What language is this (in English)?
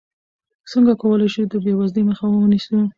Pashto